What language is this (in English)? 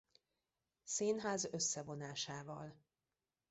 Hungarian